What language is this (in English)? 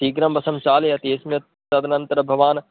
Sanskrit